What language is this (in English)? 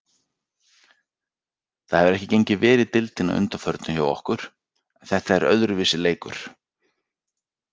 Icelandic